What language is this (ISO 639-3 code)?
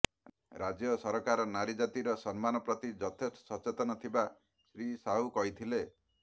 ori